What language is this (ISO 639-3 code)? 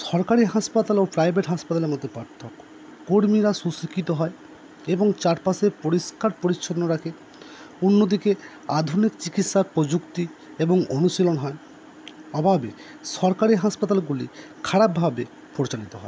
ben